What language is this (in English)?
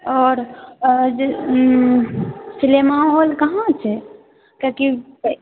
Maithili